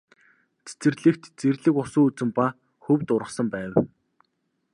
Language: Mongolian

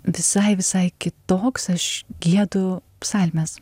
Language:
Lithuanian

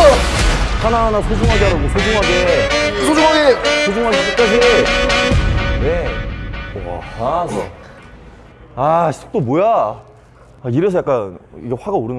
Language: Korean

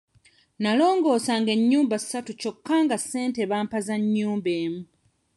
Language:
Ganda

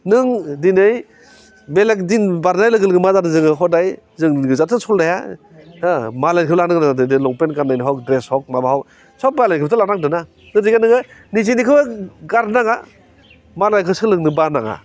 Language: Bodo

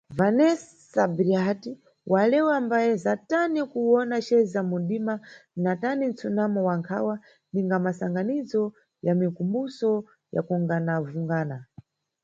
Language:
Nyungwe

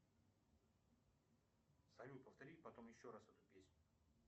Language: Russian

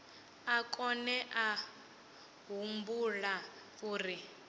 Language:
Venda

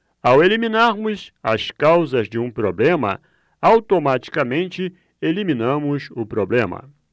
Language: Portuguese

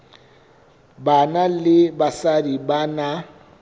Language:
Southern Sotho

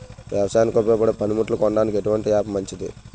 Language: Telugu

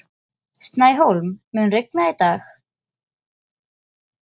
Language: Icelandic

